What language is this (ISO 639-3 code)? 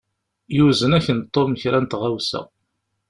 kab